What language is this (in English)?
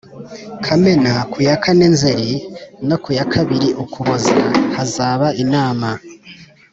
Kinyarwanda